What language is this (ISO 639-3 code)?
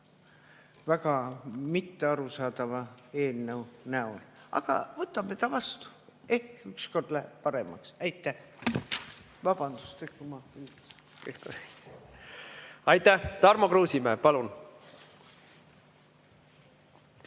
est